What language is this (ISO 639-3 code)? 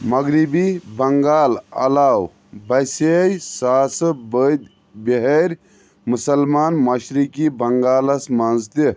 kas